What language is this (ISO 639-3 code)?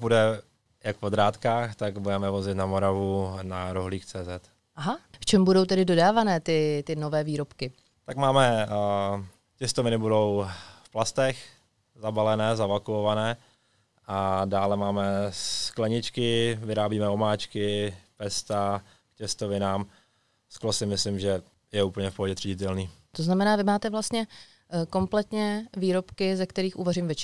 ces